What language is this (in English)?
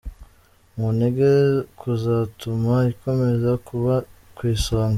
Kinyarwanda